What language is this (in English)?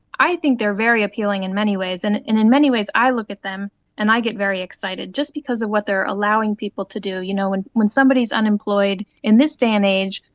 English